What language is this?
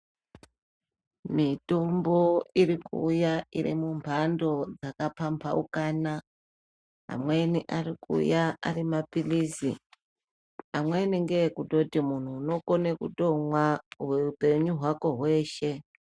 Ndau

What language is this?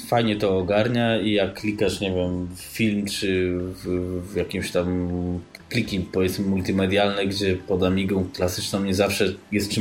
Polish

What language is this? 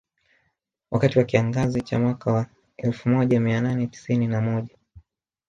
Swahili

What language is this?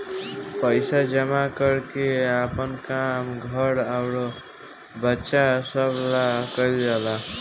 Bhojpuri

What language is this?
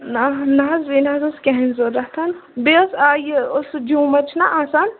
Kashmiri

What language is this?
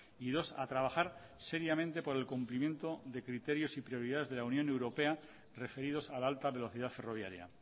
Spanish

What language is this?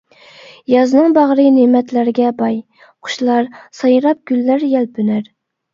Uyghur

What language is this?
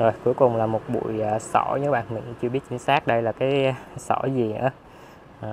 Vietnamese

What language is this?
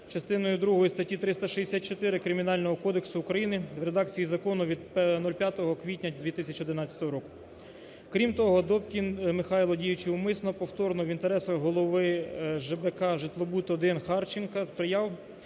Ukrainian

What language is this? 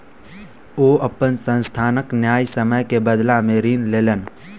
Maithili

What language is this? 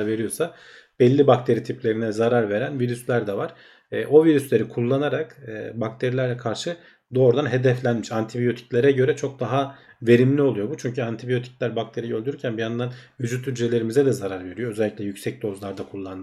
Turkish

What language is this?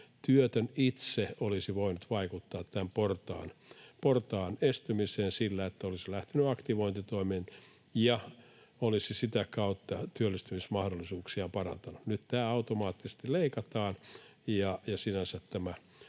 Finnish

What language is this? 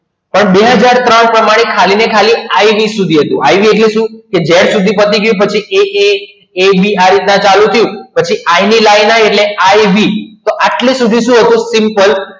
Gujarati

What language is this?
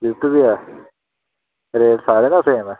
Dogri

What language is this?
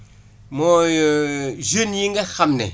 Wolof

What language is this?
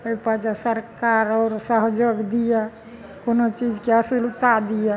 Maithili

